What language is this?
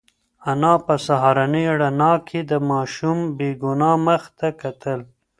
Pashto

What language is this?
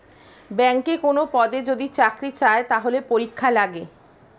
Bangla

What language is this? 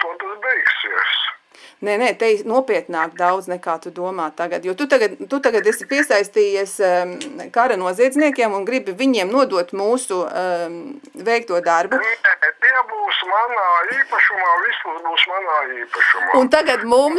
Latvian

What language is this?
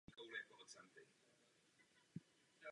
Czech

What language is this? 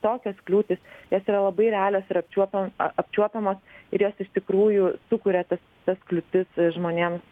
Lithuanian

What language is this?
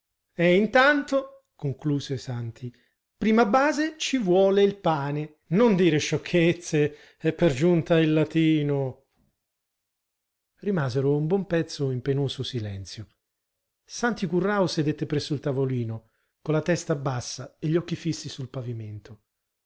Italian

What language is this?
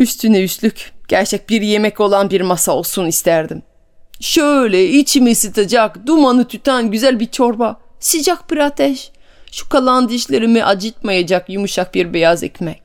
Turkish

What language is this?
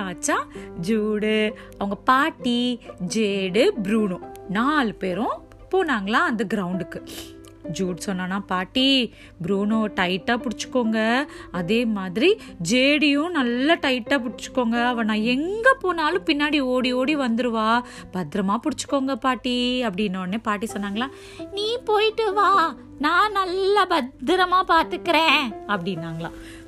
Tamil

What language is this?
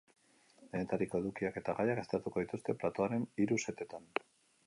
Basque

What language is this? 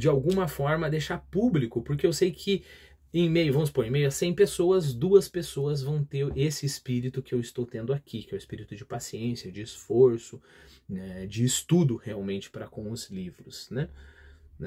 Portuguese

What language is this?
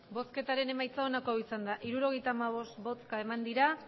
Basque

